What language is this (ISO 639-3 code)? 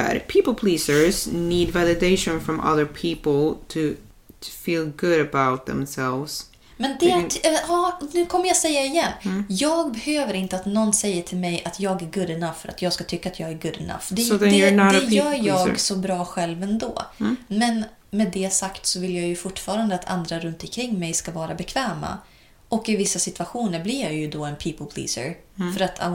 swe